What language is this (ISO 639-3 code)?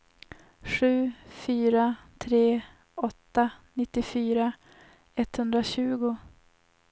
swe